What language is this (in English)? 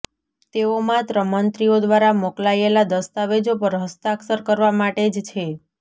Gujarati